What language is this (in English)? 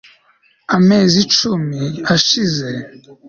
Kinyarwanda